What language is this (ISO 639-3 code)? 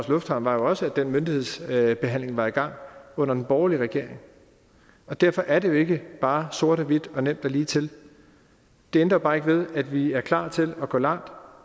dan